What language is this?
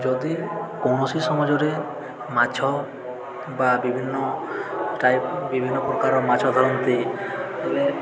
Odia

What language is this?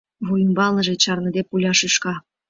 Mari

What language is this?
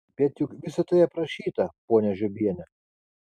Lithuanian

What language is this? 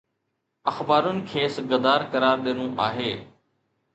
Sindhi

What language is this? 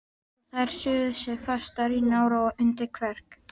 Icelandic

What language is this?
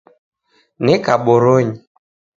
Taita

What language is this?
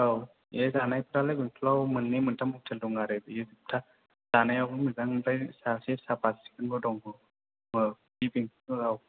Bodo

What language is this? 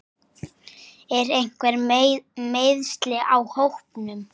Icelandic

